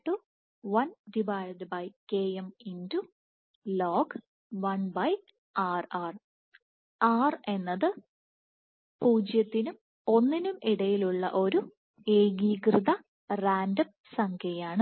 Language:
Malayalam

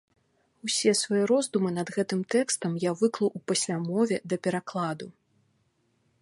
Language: Belarusian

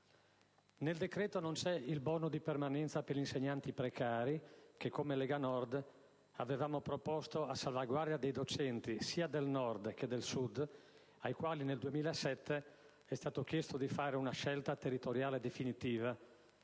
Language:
Italian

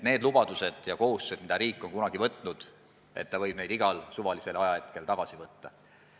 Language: Estonian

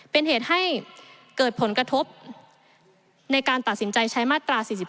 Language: Thai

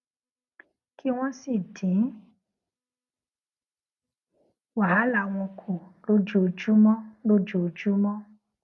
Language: Yoruba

